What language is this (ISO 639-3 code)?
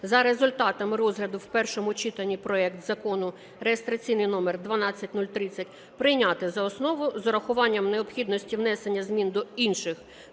ukr